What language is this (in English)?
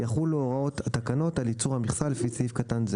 Hebrew